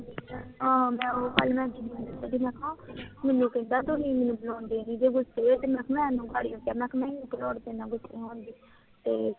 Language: Punjabi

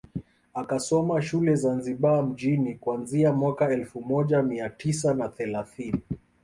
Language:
Swahili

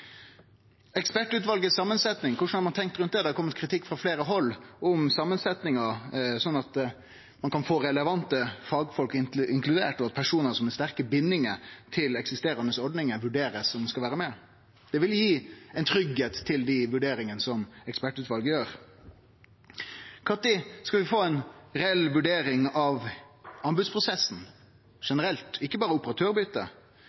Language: Norwegian Nynorsk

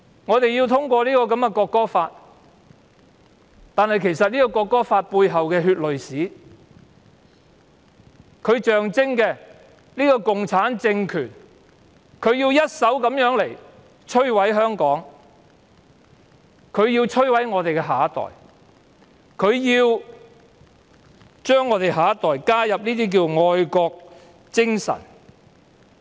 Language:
Cantonese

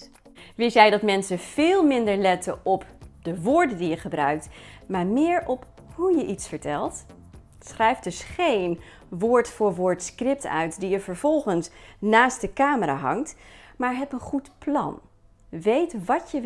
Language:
Dutch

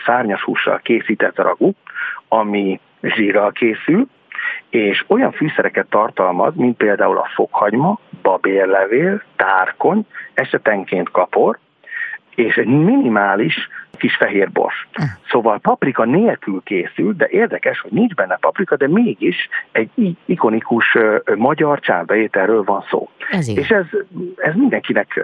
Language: Hungarian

